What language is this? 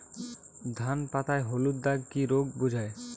Bangla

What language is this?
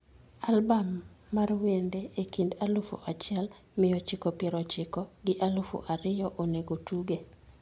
Luo (Kenya and Tanzania)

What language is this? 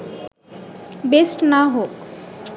Bangla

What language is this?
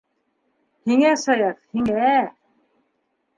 Bashkir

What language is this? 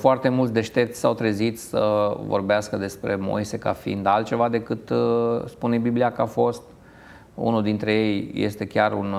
Romanian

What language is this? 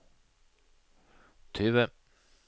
Norwegian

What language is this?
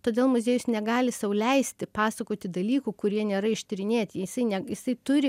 Lithuanian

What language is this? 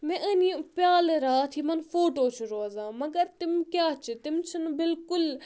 Kashmiri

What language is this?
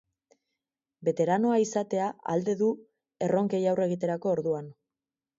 Basque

